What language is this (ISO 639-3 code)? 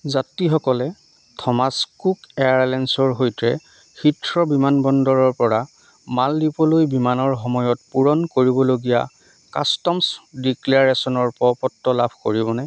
asm